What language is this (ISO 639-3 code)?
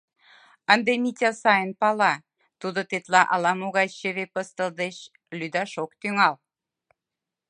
chm